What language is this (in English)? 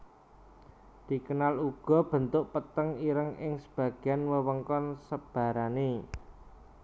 Javanese